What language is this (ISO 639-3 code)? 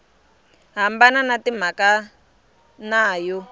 tso